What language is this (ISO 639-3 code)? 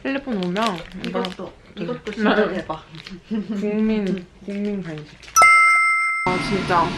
kor